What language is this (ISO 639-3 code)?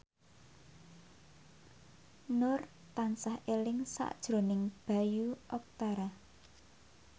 jav